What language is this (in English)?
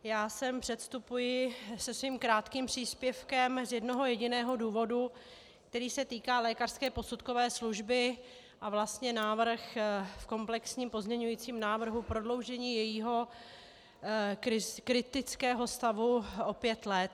Czech